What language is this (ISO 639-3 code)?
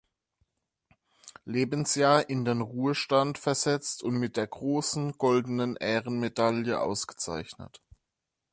deu